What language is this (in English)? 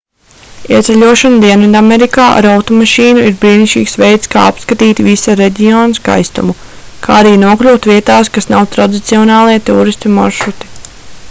Latvian